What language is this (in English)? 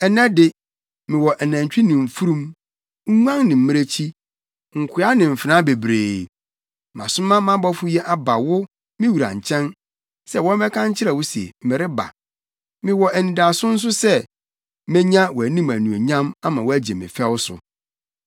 Akan